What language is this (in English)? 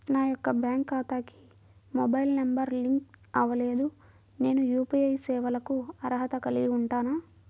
Telugu